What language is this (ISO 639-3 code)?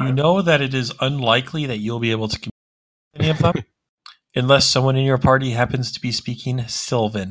eng